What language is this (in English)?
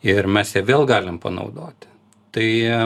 Lithuanian